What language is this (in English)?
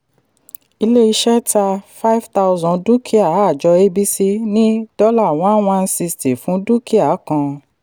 Yoruba